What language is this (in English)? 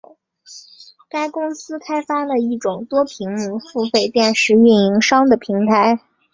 Chinese